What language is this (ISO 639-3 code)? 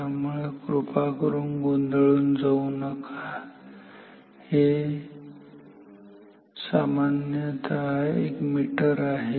mar